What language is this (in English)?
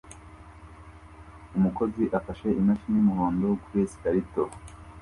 Kinyarwanda